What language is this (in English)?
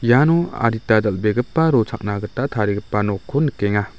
Garo